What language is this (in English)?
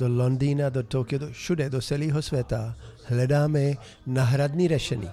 Czech